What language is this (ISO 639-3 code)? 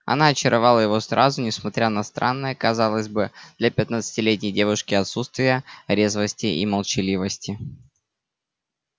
rus